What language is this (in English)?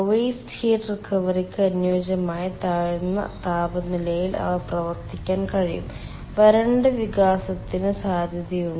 Malayalam